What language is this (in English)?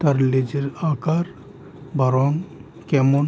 Bangla